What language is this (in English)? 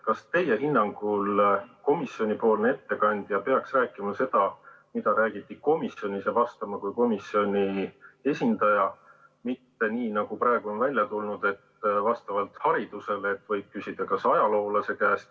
Estonian